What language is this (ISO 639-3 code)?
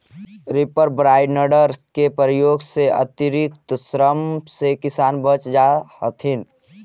mag